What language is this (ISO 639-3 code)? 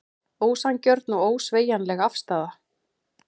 isl